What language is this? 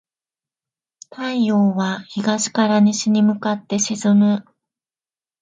Japanese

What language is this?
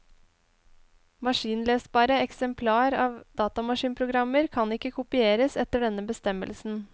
Norwegian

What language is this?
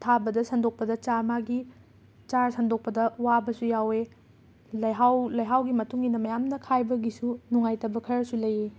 Manipuri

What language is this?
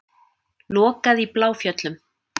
Icelandic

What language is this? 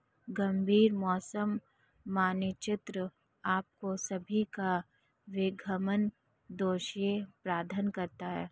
Hindi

